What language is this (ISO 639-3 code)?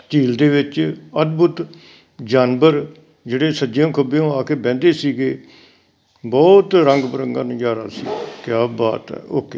pan